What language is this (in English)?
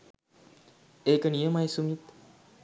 Sinhala